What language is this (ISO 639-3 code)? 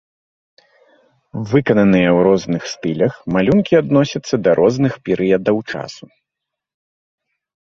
bel